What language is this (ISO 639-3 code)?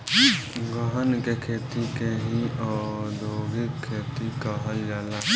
bho